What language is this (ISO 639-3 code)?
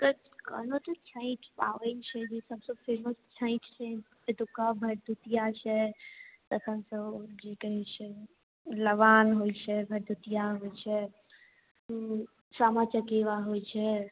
mai